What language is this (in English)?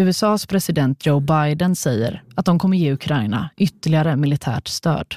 Swedish